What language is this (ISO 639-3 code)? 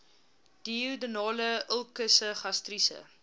afr